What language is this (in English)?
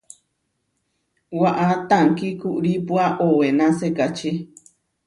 Huarijio